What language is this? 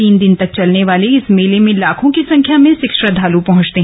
Hindi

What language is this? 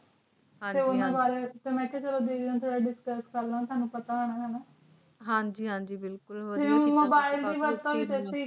Punjabi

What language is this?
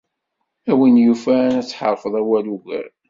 Kabyle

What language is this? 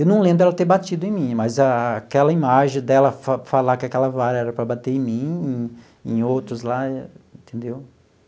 Portuguese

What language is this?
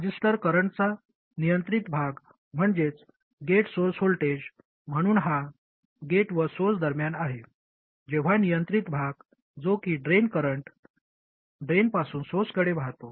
Marathi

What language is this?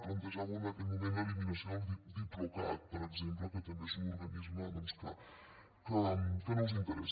Catalan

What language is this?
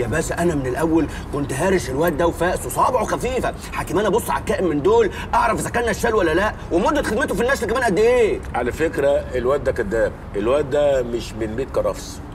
Arabic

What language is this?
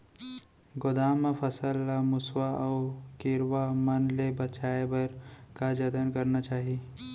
Chhattisgarhi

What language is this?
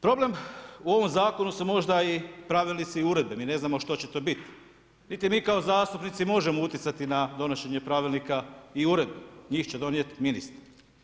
Croatian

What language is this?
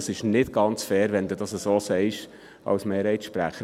Swiss German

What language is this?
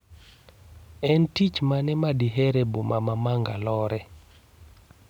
Luo (Kenya and Tanzania)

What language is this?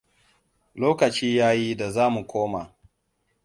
Hausa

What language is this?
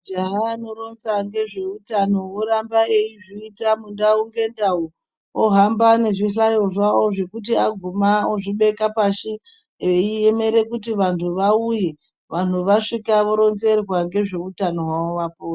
Ndau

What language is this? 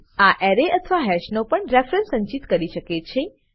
Gujarati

